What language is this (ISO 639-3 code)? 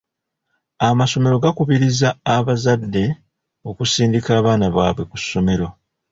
lug